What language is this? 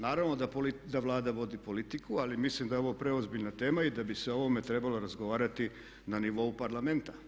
Croatian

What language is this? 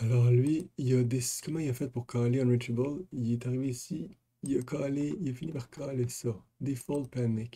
French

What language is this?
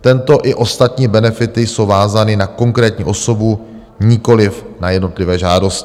Czech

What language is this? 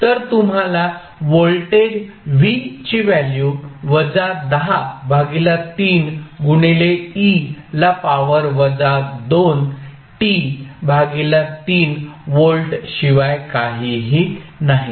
Marathi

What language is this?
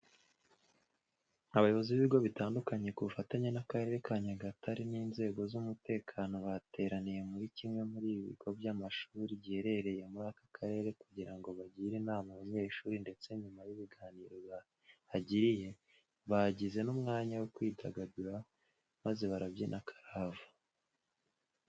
Kinyarwanda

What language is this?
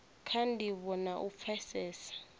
Venda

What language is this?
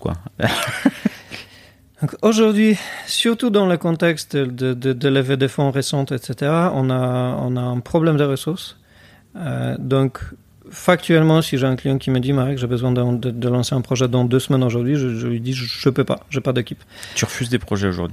French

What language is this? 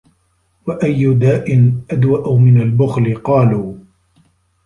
Arabic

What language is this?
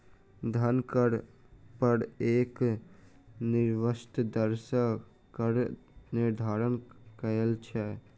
Maithili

